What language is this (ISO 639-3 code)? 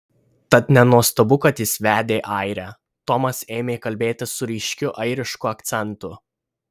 lit